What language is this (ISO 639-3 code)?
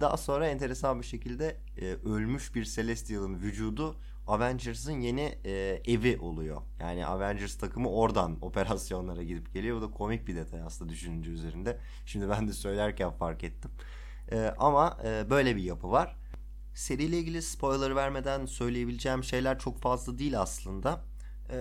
tur